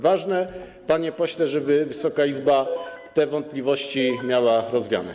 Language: Polish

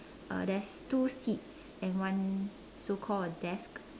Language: English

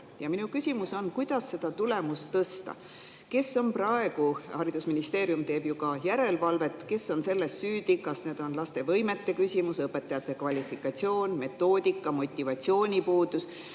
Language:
Estonian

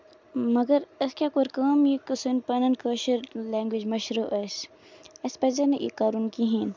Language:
Kashmiri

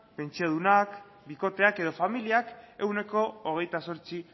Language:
Basque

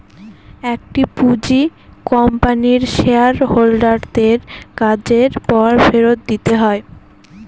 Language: Bangla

